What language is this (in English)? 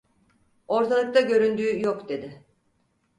Turkish